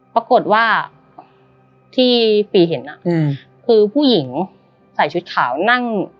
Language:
Thai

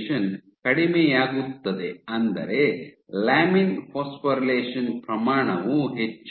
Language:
Kannada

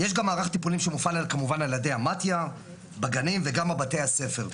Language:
Hebrew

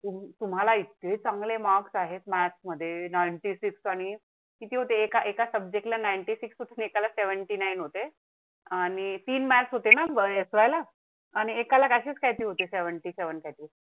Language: Marathi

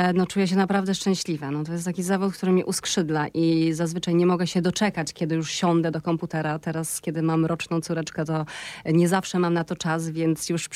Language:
Polish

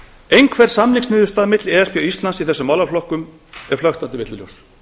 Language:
Icelandic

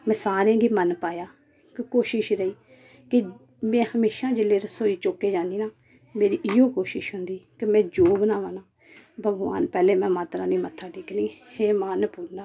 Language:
Dogri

